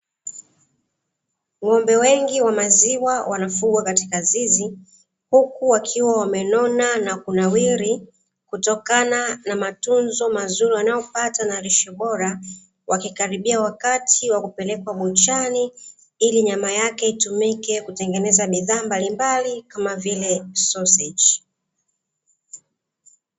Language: Swahili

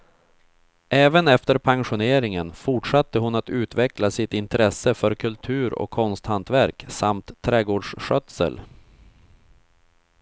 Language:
Swedish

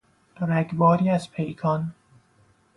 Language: Persian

